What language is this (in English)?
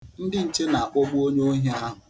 Igbo